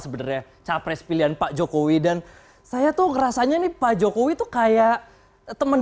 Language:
Indonesian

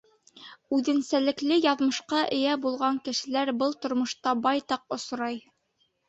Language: Bashkir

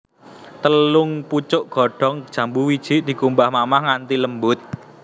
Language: Javanese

